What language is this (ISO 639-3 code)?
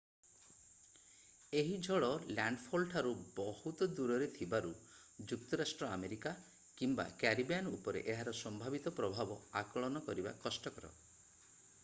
ori